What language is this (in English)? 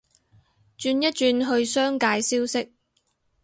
Cantonese